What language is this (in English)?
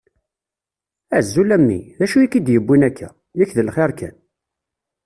Kabyle